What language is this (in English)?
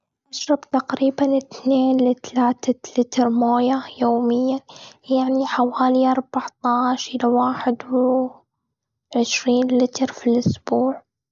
Gulf Arabic